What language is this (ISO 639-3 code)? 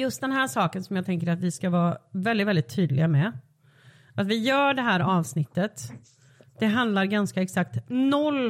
swe